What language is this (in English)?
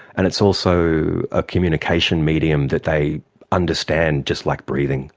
English